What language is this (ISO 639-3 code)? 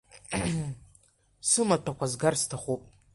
abk